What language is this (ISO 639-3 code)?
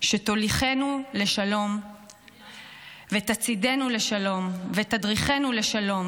heb